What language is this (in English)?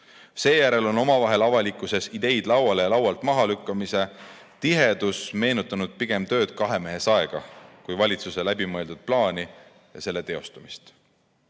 Estonian